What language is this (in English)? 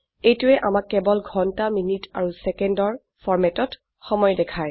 Assamese